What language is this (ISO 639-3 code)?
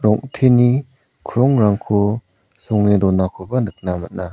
grt